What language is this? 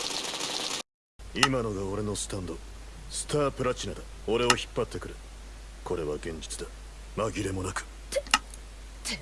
Japanese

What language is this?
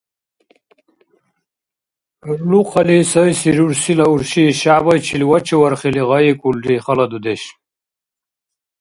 Dargwa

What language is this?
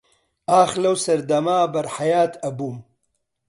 Central Kurdish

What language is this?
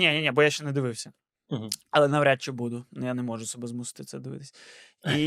Ukrainian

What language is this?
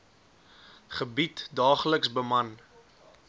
Afrikaans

